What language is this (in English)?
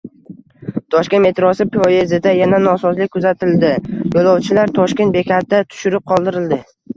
Uzbek